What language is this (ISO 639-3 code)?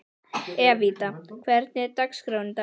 isl